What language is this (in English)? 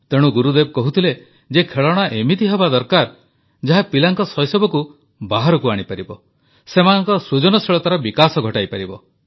Odia